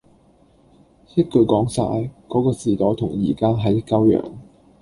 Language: Cantonese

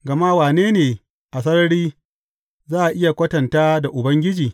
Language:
Hausa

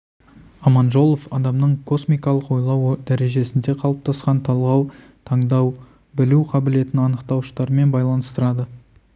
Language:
Kazakh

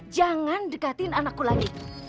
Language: Indonesian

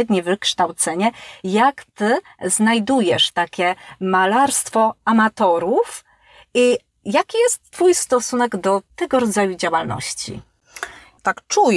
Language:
Polish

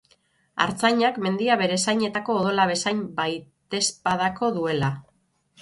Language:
Basque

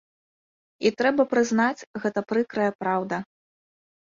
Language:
Belarusian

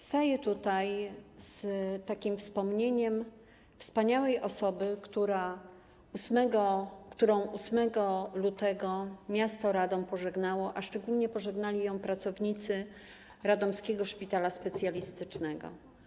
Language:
Polish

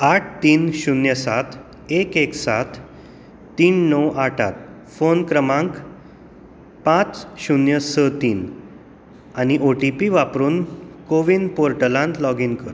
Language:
Konkani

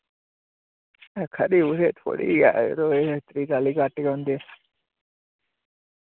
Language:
Dogri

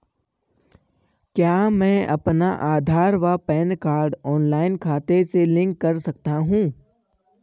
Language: Hindi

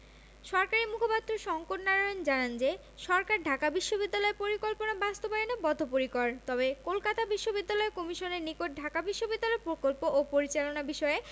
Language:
Bangla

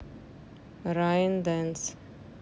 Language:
Russian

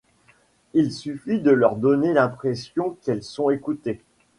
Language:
French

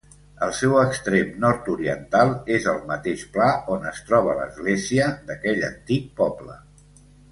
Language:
Catalan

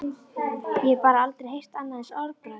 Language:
Icelandic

